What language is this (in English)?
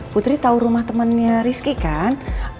Indonesian